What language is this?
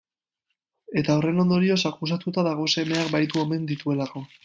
Basque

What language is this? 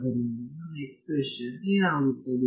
Kannada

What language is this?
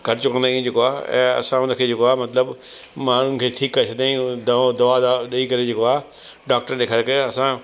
Sindhi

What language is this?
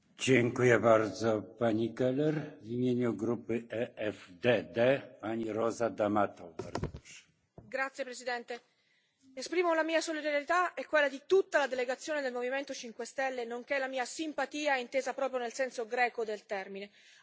Italian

